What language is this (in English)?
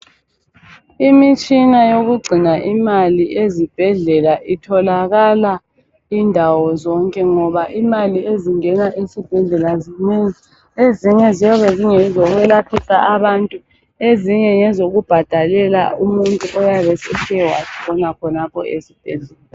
North Ndebele